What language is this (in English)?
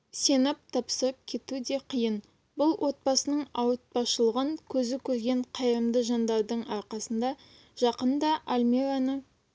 Kazakh